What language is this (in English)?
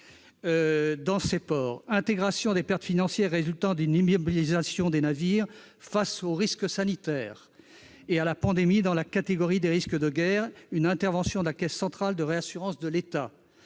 French